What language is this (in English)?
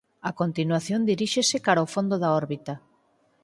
Galician